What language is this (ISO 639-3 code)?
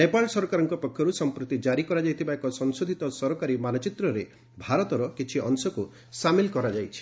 ori